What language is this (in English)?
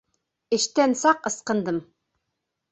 Bashkir